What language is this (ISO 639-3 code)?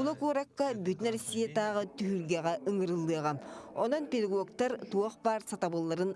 tur